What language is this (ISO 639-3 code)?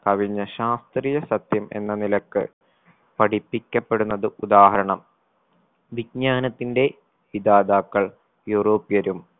mal